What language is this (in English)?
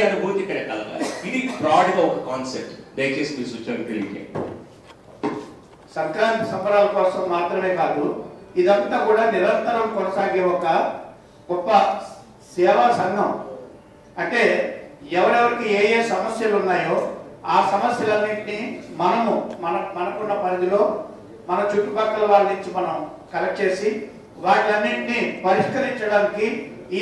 Telugu